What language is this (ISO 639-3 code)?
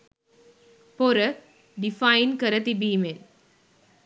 sin